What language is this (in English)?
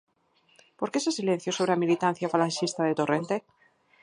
Galician